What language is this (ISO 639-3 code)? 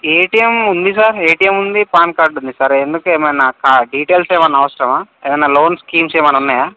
tel